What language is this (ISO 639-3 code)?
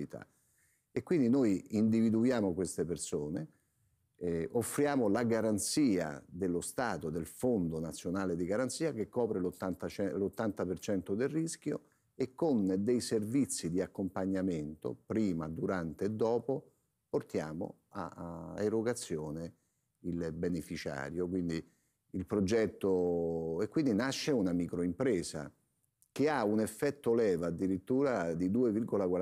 ita